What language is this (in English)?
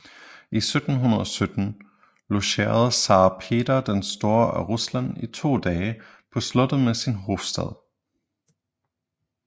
Danish